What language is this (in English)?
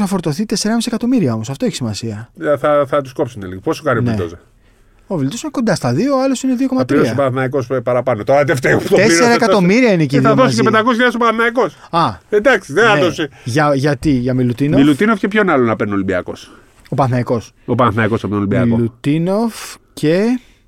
Greek